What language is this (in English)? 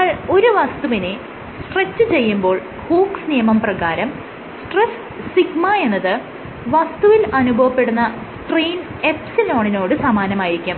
Malayalam